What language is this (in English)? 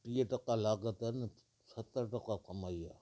Sindhi